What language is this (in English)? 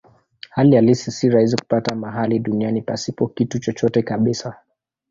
Swahili